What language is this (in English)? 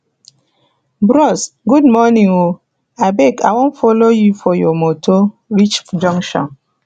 Nigerian Pidgin